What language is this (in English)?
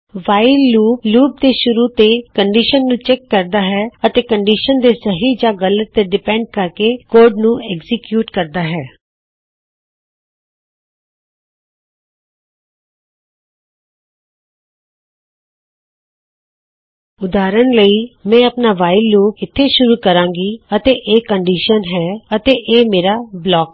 Punjabi